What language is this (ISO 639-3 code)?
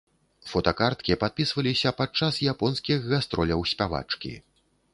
bel